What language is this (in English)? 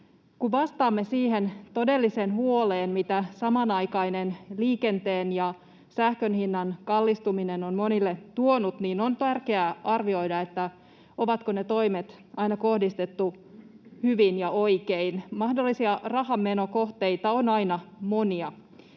Finnish